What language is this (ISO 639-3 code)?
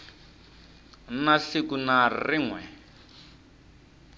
tso